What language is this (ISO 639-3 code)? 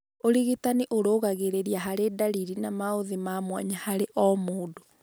kik